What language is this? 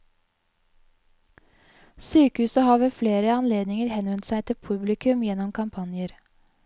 Norwegian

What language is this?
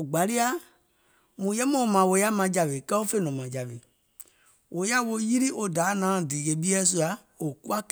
Gola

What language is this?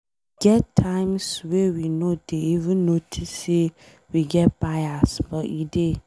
Nigerian Pidgin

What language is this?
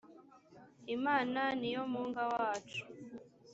Kinyarwanda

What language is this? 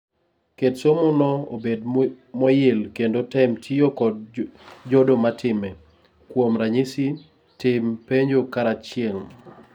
Luo (Kenya and Tanzania)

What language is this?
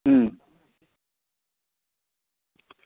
Gujarati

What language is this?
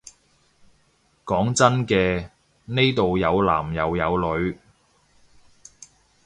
Cantonese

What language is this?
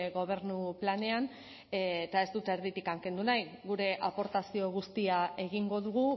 Basque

